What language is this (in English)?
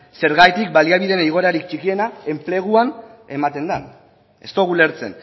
Basque